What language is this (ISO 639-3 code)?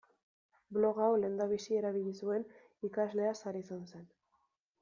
eus